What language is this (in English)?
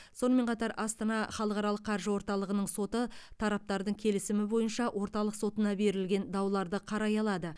Kazakh